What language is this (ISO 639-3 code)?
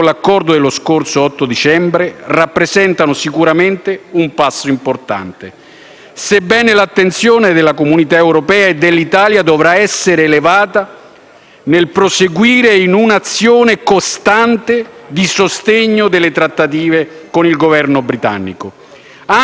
ita